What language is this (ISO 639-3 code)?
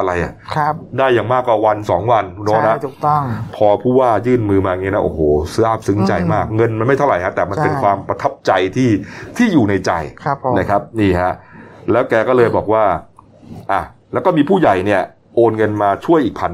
tha